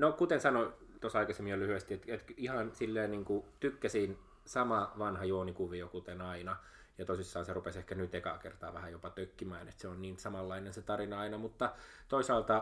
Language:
Finnish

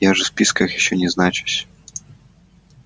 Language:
Russian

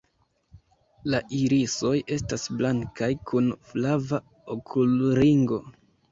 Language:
Esperanto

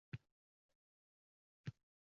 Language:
Uzbek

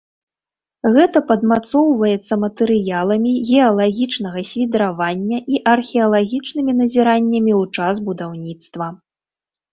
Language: Belarusian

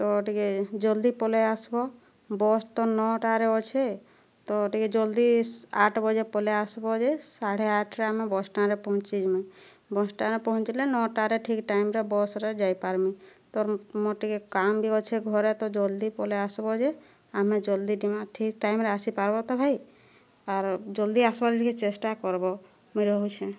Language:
Odia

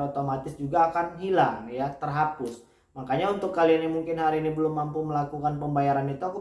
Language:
Indonesian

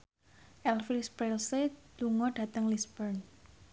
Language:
Javanese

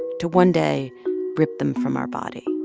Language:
English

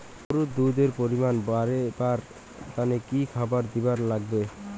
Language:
Bangla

